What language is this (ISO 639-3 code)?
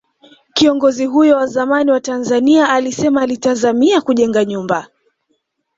swa